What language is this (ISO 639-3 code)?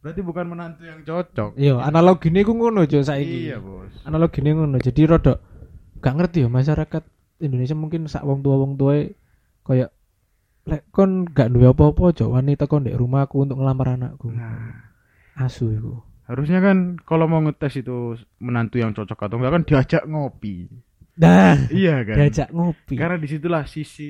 ind